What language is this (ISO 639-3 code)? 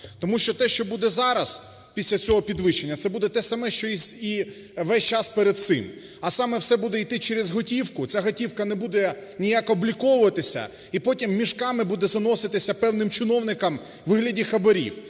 ukr